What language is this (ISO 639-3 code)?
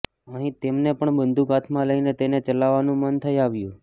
guj